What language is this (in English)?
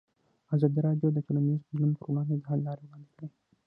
Pashto